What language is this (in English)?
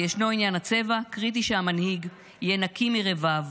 Hebrew